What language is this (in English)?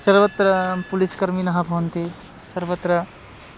Sanskrit